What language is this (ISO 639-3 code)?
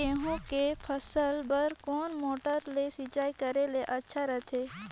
hne